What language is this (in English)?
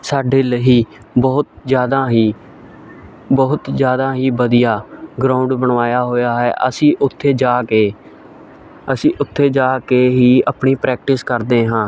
Punjabi